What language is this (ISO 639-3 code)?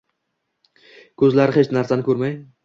uzb